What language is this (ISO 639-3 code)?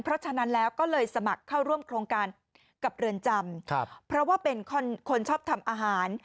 tha